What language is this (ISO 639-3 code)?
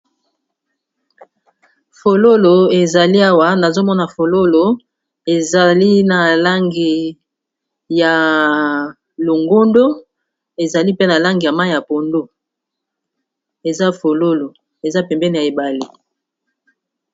lin